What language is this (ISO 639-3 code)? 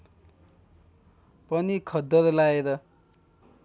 nep